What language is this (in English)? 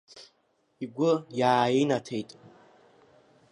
Abkhazian